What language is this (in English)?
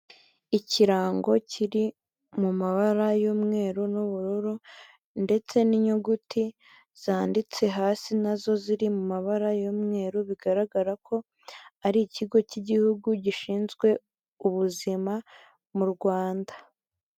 Kinyarwanda